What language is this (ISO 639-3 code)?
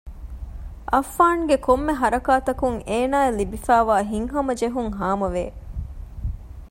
div